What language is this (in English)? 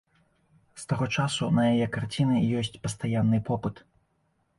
Belarusian